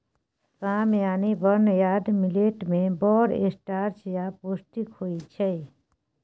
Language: Maithili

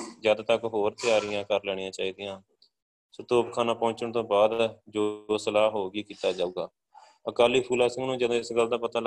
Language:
Punjabi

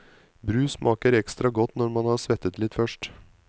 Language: Norwegian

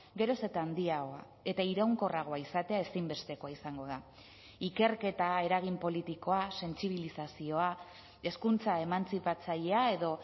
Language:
Basque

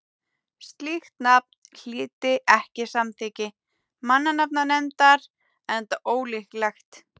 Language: Icelandic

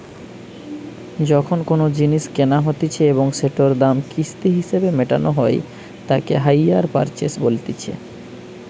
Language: Bangla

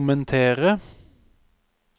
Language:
Norwegian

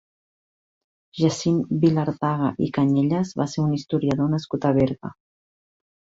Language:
Catalan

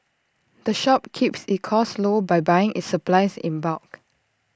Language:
English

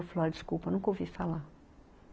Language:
Portuguese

